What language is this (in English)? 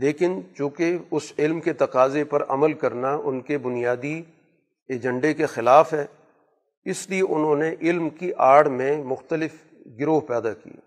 Urdu